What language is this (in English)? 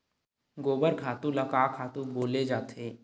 Chhattisgarhi